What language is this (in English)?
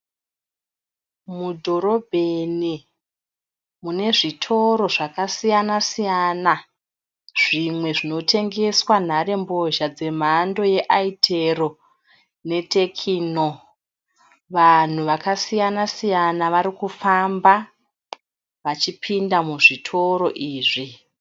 Shona